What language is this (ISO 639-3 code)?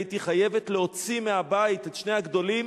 heb